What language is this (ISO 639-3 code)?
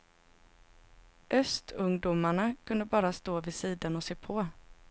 swe